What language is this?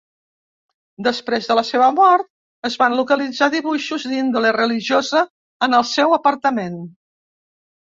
Catalan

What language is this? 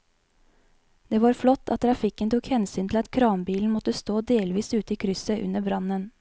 Norwegian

